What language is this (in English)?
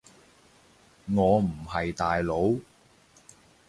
Cantonese